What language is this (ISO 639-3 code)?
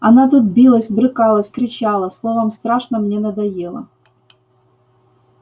rus